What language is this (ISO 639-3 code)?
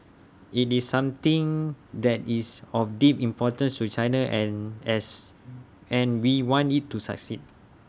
eng